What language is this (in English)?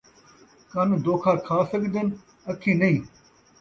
Saraiki